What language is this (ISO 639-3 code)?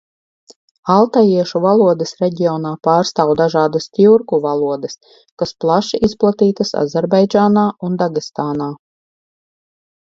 lav